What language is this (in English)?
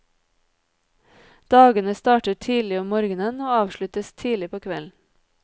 Norwegian